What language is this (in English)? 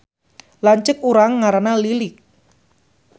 Sundanese